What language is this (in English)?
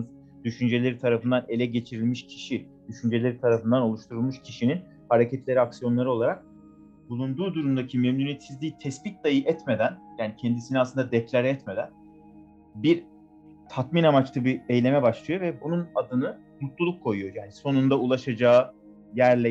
Turkish